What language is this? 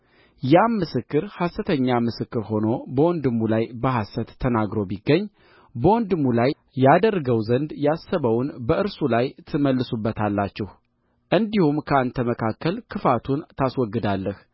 Amharic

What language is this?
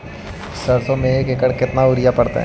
Magahi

